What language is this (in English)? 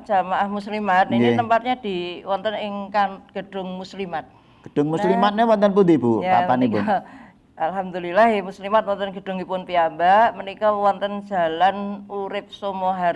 Indonesian